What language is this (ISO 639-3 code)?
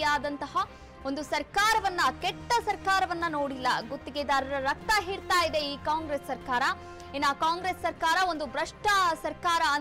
kan